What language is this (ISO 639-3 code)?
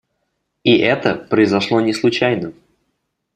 rus